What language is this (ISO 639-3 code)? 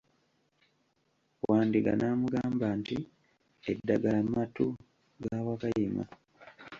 lug